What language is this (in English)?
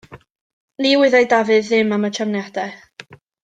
Welsh